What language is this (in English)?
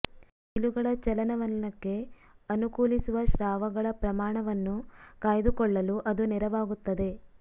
Kannada